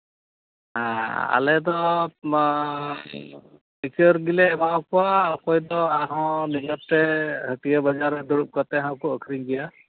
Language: Santali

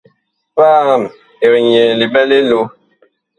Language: Bakoko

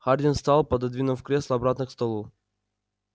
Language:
Russian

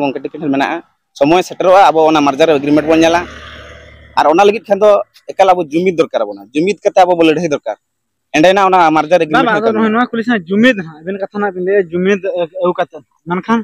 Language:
Indonesian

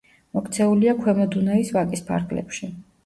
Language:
Georgian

